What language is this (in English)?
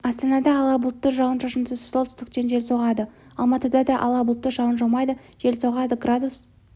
Kazakh